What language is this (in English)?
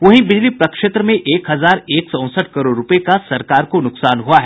Hindi